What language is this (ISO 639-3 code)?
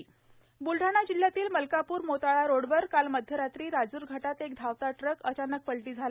mar